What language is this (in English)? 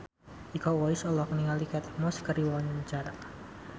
Sundanese